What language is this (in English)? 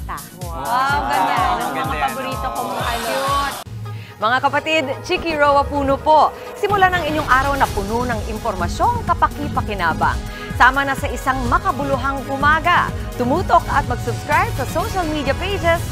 Filipino